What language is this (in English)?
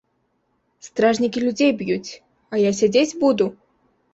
Belarusian